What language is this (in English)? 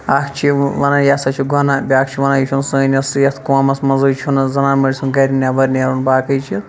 Kashmiri